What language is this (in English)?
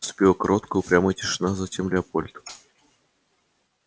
Russian